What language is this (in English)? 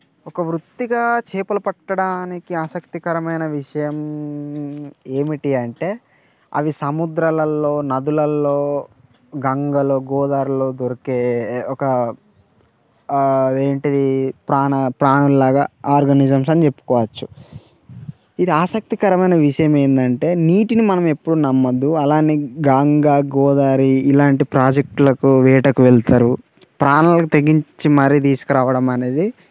Telugu